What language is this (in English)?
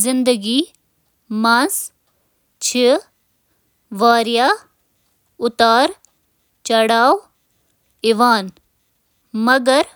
Kashmiri